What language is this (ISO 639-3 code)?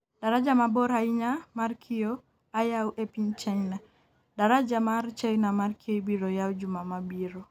luo